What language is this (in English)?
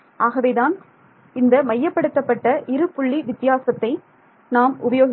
Tamil